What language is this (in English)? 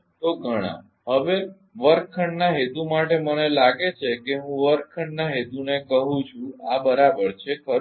Gujarati